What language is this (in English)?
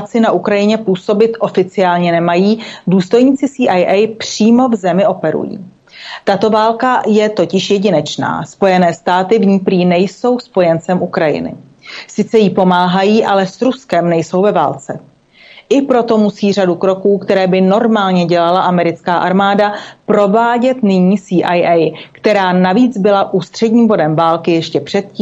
Slovak